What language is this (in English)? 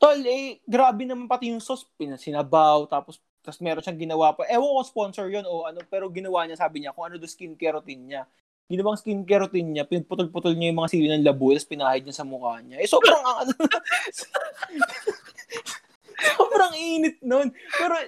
Filipino